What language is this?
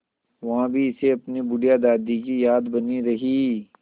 Hindi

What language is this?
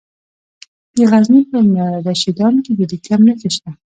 Pashto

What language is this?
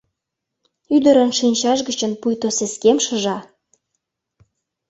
Mari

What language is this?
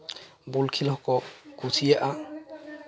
Santali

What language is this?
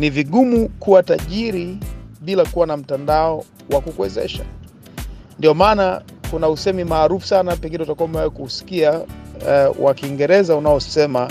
Swahili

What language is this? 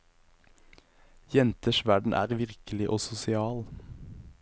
Norwegian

